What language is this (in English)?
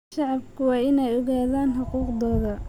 Somali